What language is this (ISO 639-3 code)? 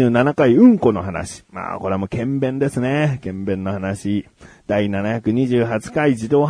jpn